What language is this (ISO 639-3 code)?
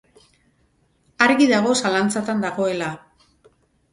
eus